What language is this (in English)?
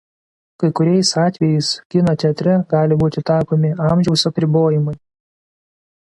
Lithuanian